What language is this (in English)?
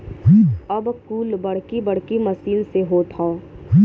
Bhojpuri